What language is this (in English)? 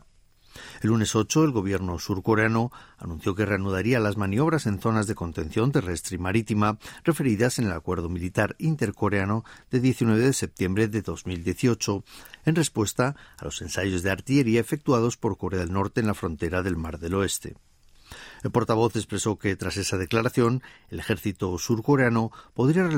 Spanish